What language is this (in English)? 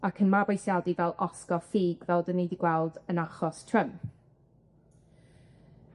Welsh